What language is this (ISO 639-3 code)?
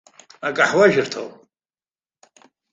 abk